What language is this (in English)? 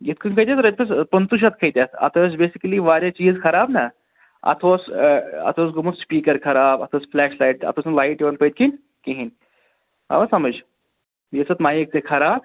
Kashmiri